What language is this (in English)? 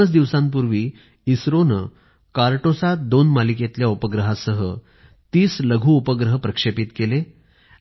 Marathi